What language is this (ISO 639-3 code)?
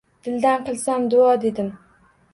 uzb